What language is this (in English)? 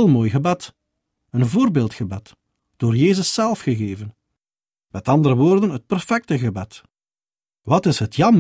Dutch